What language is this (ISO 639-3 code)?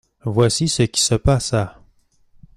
fra